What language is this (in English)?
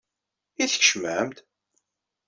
Kabyle